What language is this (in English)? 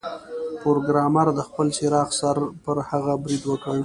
Pashto